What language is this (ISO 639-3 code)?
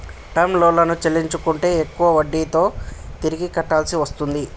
tel